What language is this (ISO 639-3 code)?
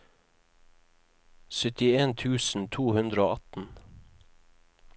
nor